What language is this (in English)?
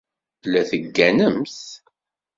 Kabyle